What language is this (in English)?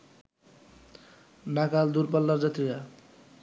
Bangla